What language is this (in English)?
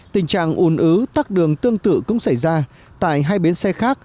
Vietnamese